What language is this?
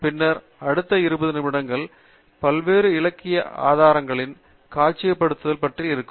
Tamil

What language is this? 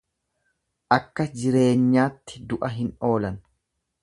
Oromo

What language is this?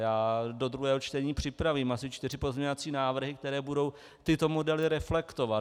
Czech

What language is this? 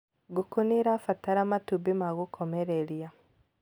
Kikuyu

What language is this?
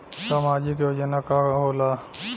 Bhojpuri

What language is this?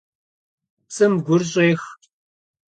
Kabardian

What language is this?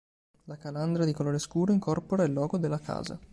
Italian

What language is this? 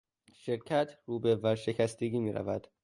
Persian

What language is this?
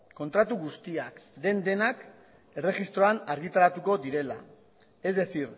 Basque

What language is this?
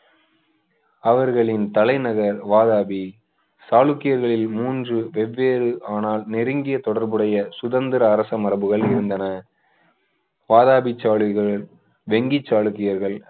Tamil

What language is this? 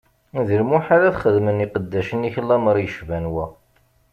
Kabyle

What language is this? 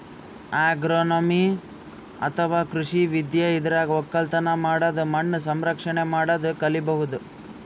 Kannada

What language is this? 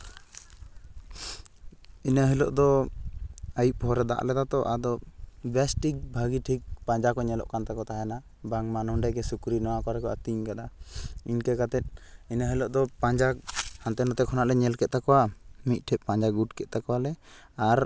Santali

